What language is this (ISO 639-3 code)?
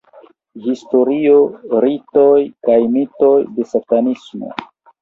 epo